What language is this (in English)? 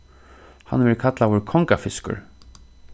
Faroese